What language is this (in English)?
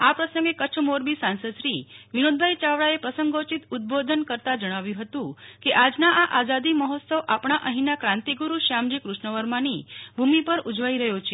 Gujarati